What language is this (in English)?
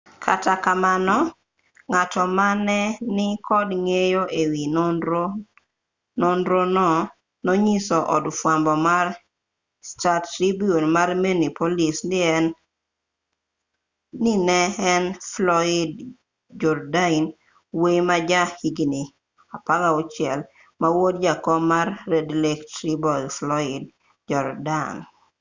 Luo (Kenya and Tanzania)